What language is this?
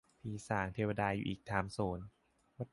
Thai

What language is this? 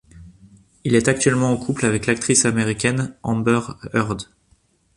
French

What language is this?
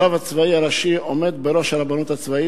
Hebrew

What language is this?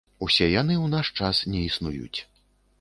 Belarusian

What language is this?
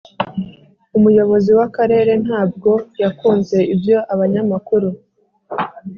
Kinyarwanda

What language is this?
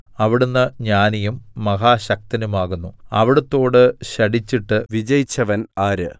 Malayalam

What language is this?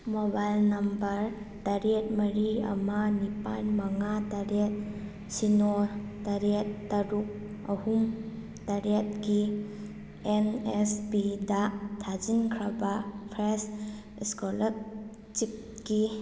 Manipuri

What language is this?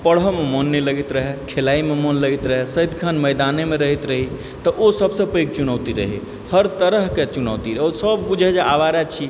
Maithili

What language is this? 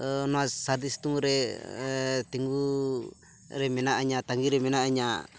Santali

